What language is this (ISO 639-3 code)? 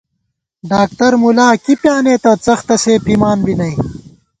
gwt